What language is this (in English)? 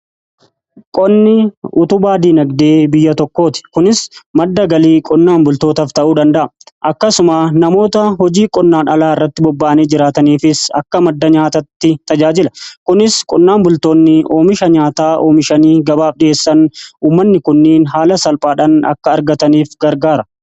Oromo